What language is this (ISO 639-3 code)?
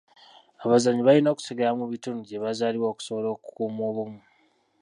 lug